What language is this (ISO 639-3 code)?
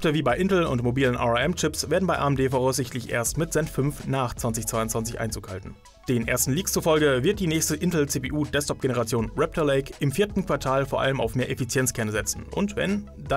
deu